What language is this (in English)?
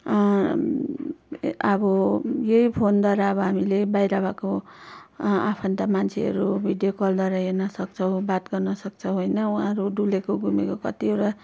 Nepali